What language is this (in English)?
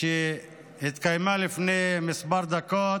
Hebrew